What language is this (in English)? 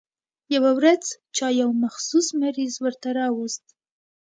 Pashto